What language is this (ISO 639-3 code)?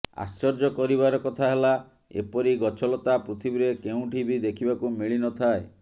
ori